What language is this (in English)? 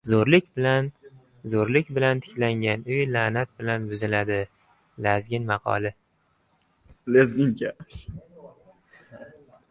Uzbek